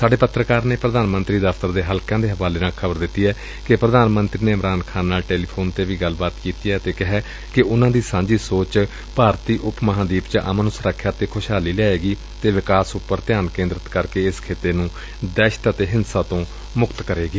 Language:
Punjabi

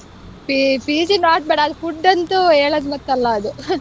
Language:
Kannada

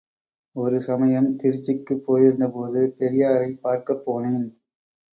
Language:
Tamil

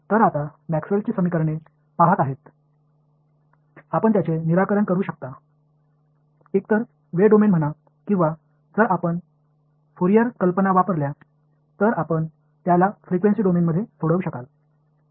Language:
Marathi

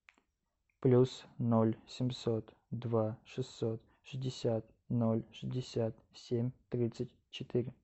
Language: Russian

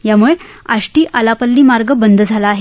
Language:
Marathi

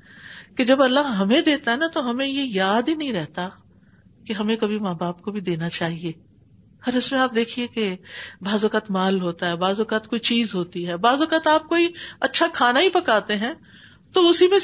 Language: Urdu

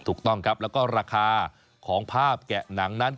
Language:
Thai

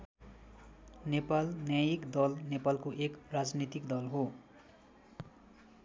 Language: Nepali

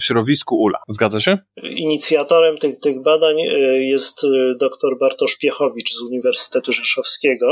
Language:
Polish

